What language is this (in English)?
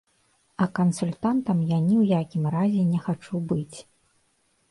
Belarusian